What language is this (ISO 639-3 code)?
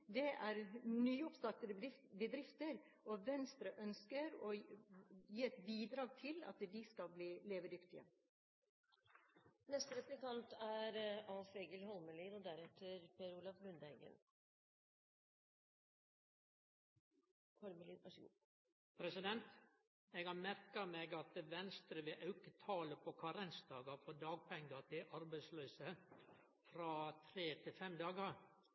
nor